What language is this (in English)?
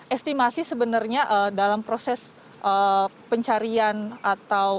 Indonesian